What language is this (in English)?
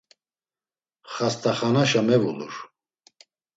Laz